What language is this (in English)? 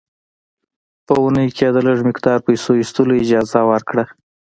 Pashto